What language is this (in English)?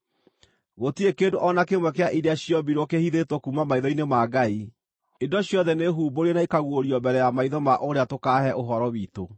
Kikuyu